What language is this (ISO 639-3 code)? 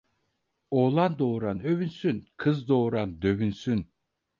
tur